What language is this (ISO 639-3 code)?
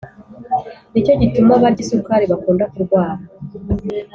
kin